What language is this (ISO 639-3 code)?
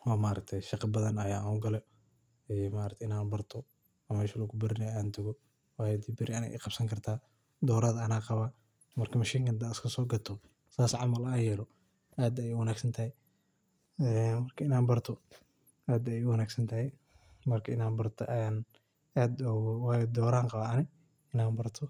som